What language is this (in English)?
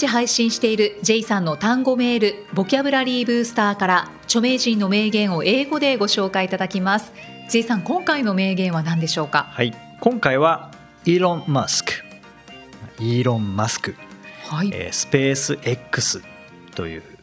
Japanese